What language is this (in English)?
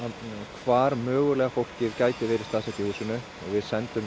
Icelandic